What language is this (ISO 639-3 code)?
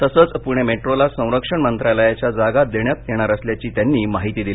mar